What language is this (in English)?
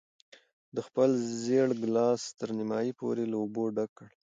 Pashto